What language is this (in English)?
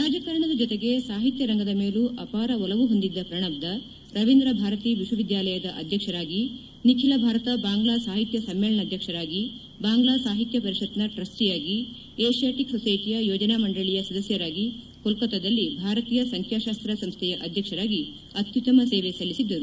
Kannada